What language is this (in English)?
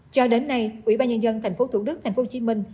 Vietnamese